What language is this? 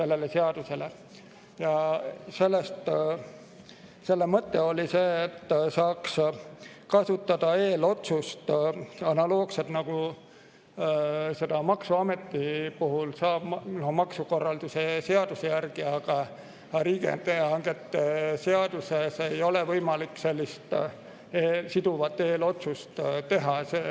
Estonian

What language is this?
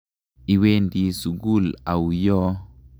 Kalenjin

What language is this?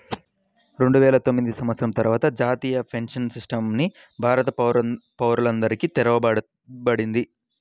Telugu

